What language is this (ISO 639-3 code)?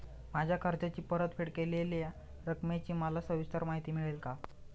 mar